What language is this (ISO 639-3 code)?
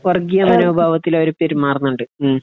mal